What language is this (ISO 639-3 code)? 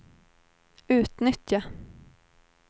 swe